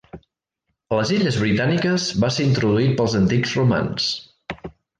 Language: Catalan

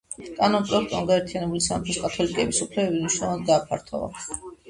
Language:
Georgian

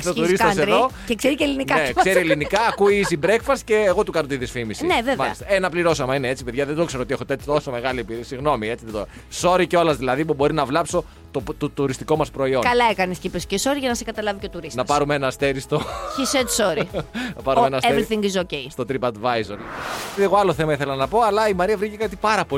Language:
Greek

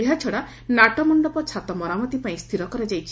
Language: Odia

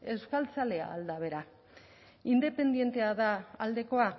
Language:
Basque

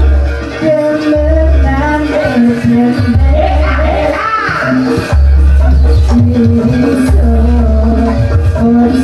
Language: Indonesian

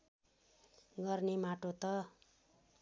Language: Nepali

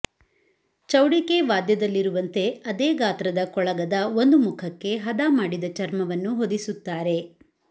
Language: Kannada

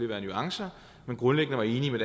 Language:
Danish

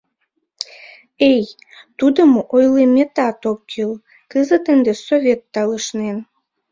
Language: Mari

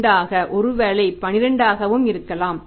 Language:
Tamil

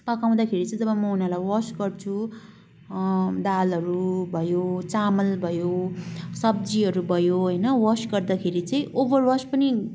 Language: Nepali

